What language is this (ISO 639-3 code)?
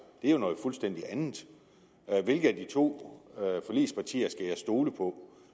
dan